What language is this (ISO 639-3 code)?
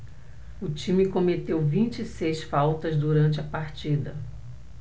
por